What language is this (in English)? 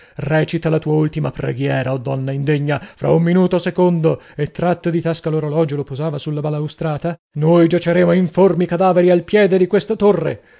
Italian